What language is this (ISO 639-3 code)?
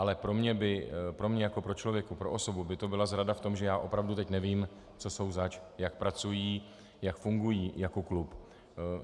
ces